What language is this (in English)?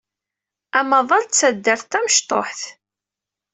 Kabyle